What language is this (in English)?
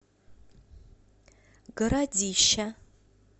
Russian